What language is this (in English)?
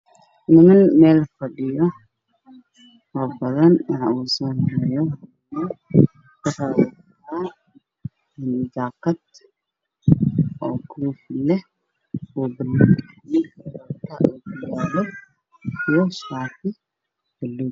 Somali